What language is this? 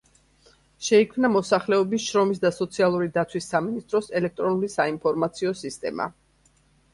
Georgian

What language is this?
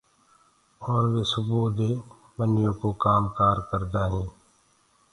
Gurgula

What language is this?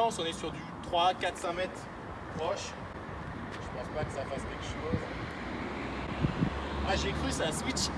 French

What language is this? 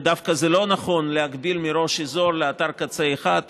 Hebrew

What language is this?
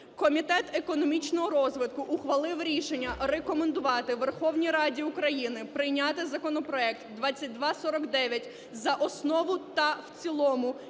Ukrainian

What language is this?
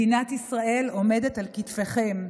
Hebrew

